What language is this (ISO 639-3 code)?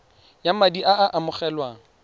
tsn